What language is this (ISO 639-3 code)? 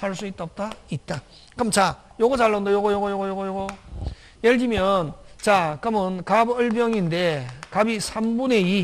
kor